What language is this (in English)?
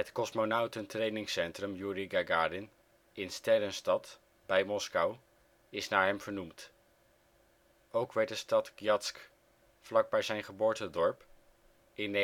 Dutch